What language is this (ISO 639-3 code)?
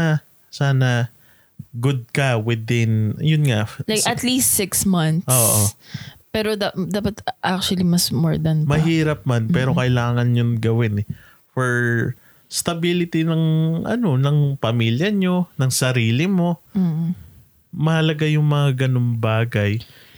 fil